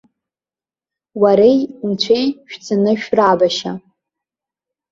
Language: Abkhazian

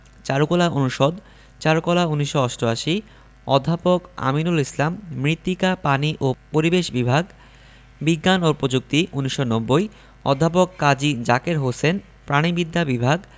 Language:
Bangla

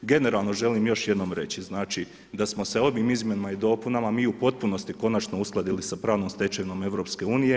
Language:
Croatian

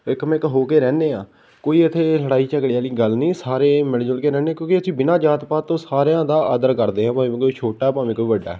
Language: Punjabi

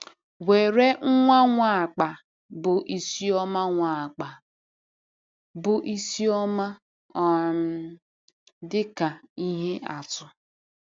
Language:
Igbo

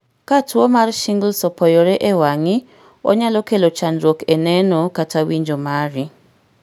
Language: Luo (Kenya and Tanzania)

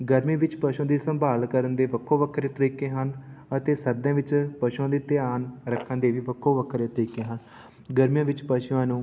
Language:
Punjabi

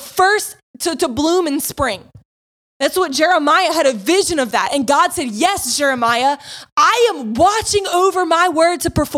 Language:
English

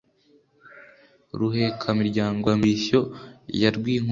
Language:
Kinyarwanda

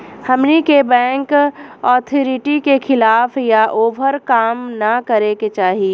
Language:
Bhojpuri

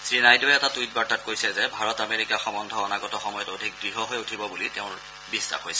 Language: Assamese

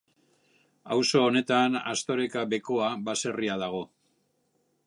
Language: Basque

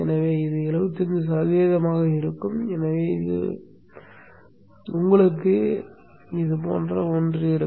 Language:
Tamil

